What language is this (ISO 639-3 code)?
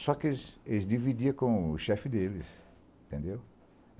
por